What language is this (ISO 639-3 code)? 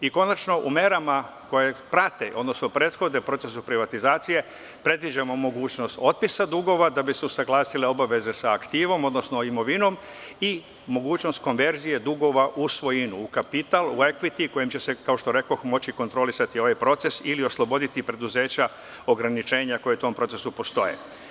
srp